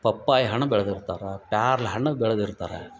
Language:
Kannada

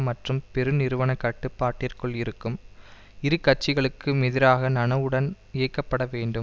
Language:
Tamil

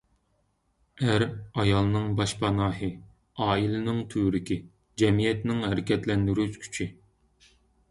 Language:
Uyghur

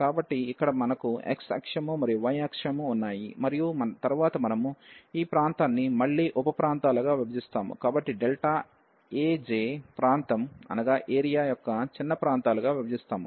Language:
Telugu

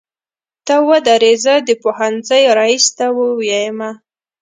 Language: Pashto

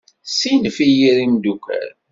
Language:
Kabyle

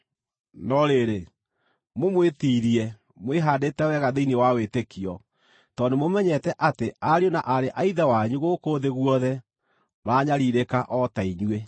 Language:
Kikuyu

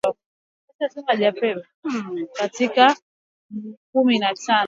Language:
Swahili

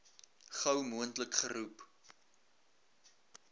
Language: Afrikaans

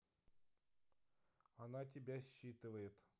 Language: Russian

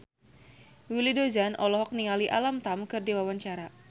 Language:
Sundanese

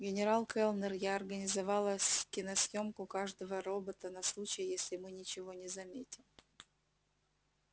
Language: Russian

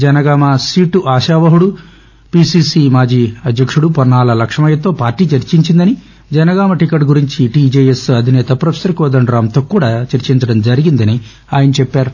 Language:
Telugu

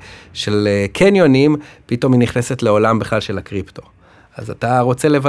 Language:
Hebrew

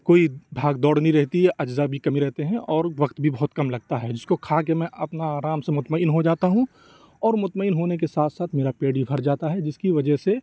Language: Urdu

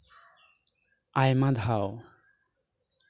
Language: Santali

